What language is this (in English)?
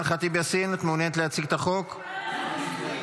Hebrew